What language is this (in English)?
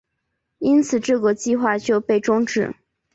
Chinese